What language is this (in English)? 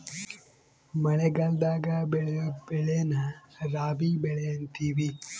Kannada